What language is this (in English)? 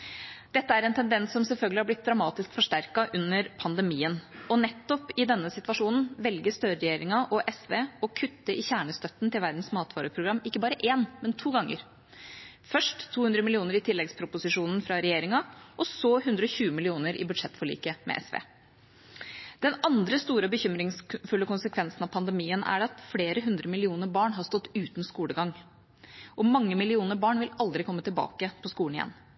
Norwegian Bokmål